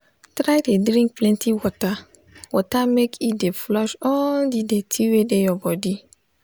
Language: Nigerian Pidgin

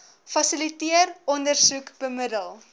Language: Afrikaans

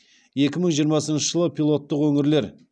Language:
Kazakh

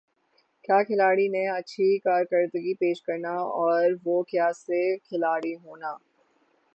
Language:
Urdu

